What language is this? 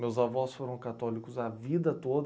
Portuguese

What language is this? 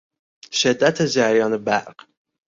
Persian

